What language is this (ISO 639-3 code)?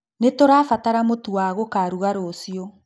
kik